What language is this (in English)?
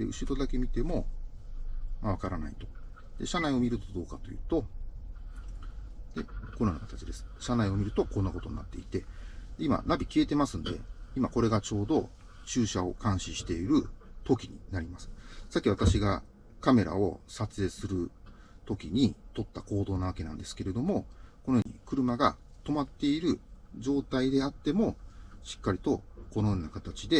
Japanese